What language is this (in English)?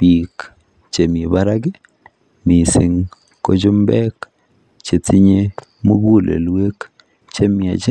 Kalenjin